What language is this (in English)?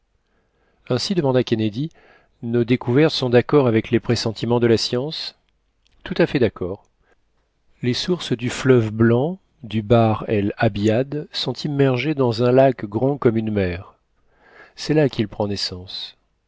French